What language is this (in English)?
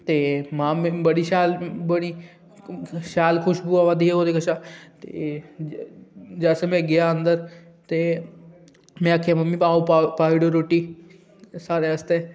Dogri